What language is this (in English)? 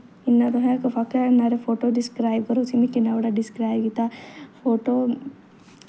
Dogri